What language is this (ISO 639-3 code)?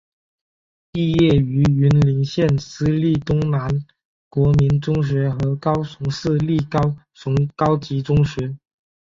zho